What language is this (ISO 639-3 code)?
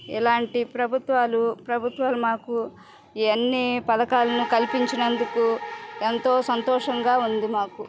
tel